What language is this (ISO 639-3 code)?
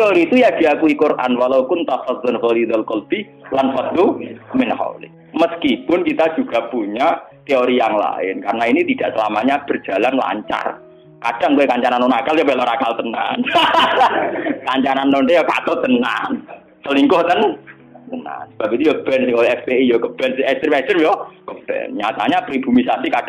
ind